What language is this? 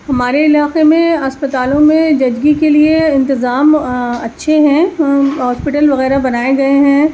Urdu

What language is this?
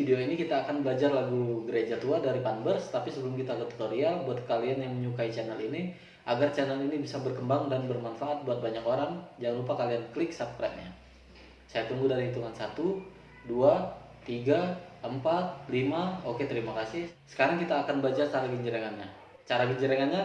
Indonesian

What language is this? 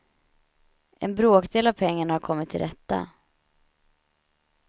Swedish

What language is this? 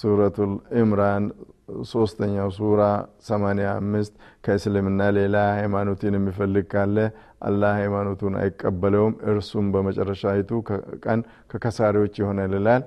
Amharic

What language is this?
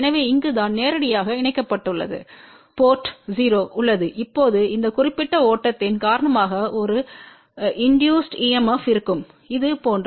Tamil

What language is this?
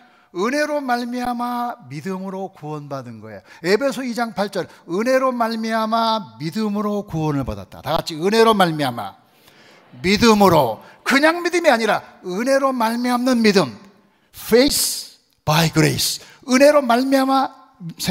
Korean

